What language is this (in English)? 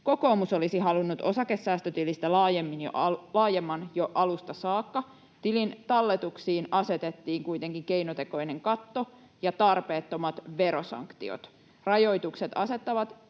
Finnish